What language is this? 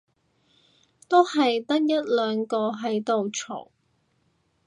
Cantonese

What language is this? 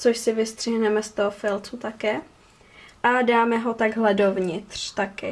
Czech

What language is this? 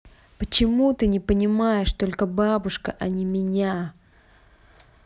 Russian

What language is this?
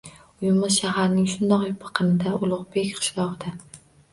Uzbek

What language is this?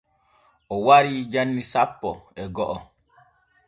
Borgu Fulfulde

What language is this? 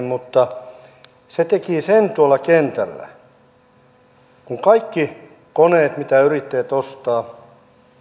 Finnish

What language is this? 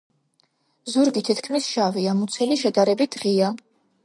Georgian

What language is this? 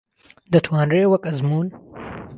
Central Kurdish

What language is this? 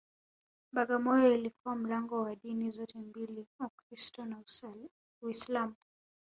Swahili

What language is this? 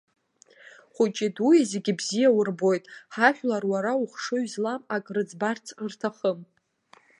Abkhazian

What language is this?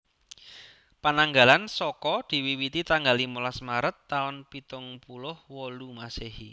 Javanese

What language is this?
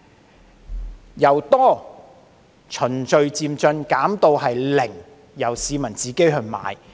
Cantonese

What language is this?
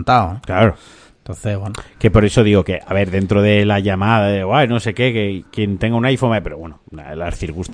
Spanish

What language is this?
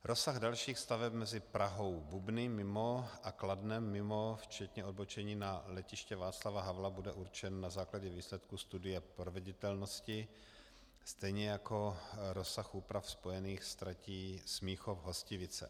Czech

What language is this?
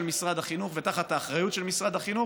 Hebrew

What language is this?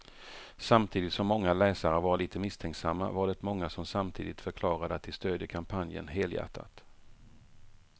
Swedish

